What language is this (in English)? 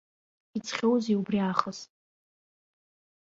Abkhazian